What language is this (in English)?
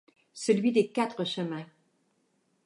French